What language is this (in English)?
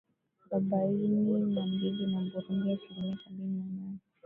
Swahili